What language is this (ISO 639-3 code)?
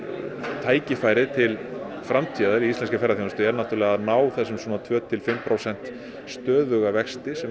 isl